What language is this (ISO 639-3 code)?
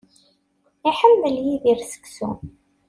kab